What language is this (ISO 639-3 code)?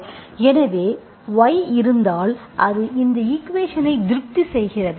tam